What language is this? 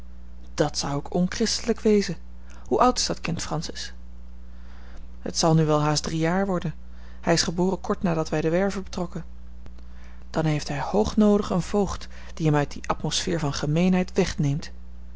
Dutch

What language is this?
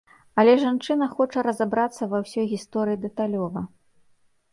Belarusian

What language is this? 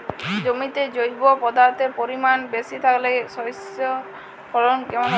Bangla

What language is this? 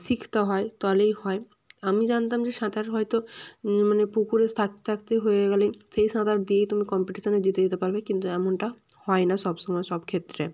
Bangla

